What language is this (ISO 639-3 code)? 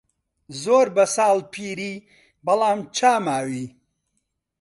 ckb